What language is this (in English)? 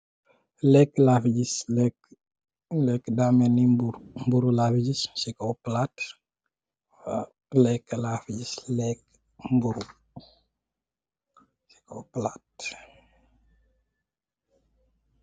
Wolof